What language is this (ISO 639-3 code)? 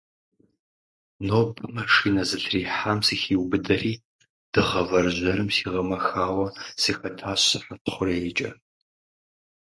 kbd